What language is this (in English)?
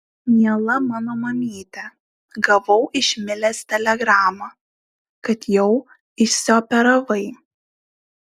Lithuanian